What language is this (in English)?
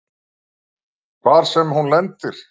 Icelandic